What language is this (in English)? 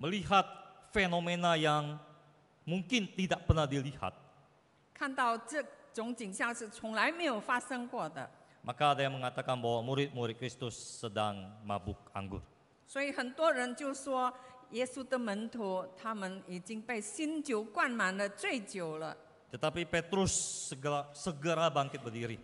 Indonesian